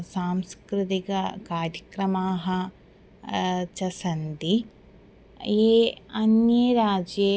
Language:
Sanskrit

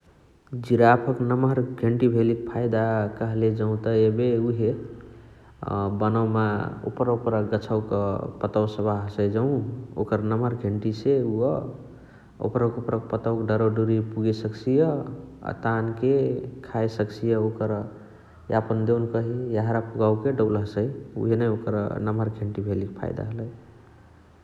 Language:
Chitwania Tharu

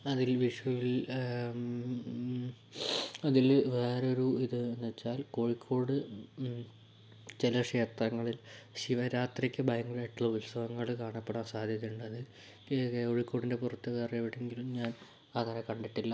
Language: Malayalam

